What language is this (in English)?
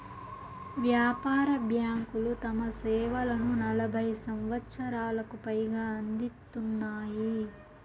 Telugu